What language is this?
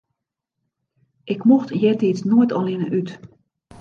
Western Frisian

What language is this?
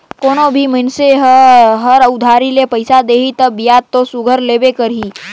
Chhattisgarhi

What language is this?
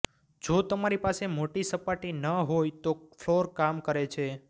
Gujarati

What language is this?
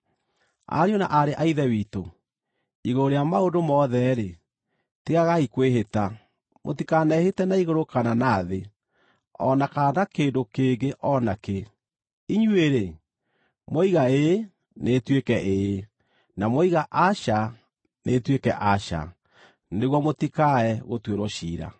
Kikuyu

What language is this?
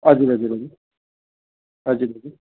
Nepali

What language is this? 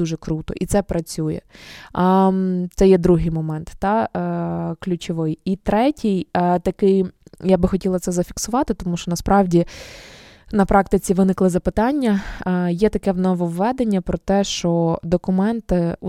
Ukrainian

